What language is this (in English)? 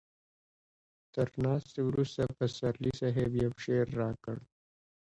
Pashto